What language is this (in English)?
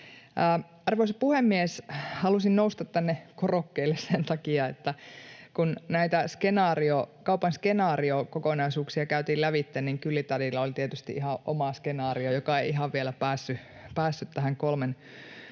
Finnish